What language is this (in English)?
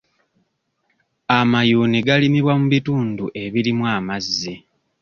Ganda